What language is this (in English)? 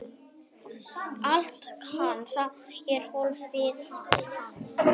Icelandic